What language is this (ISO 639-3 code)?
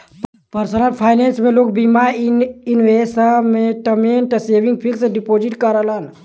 bho